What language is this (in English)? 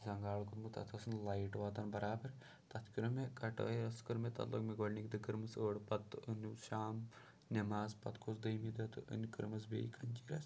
Kashmiri